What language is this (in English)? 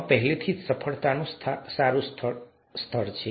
Gujarati